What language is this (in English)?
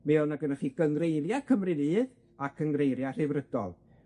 Welsh